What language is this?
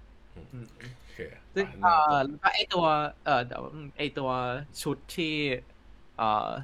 Thai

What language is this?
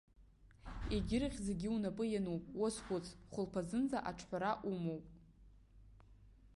Abkhazian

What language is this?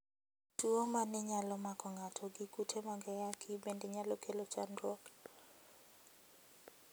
Luo (Kenya and Tanzania)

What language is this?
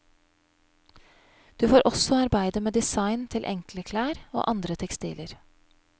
Norwegian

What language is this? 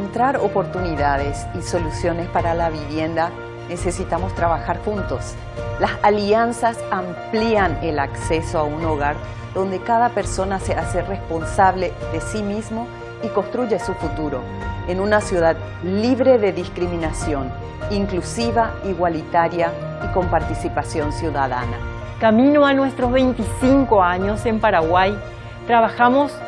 Spanish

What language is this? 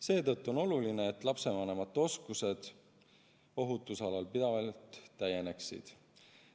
Estonian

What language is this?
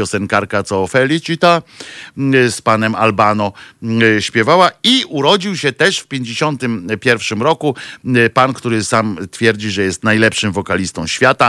Polish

